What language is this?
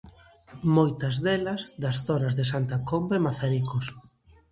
Galician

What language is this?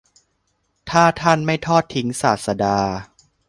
Thai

